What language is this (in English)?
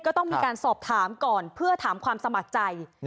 Thai